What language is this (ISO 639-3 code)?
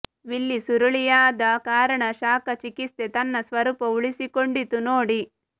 kan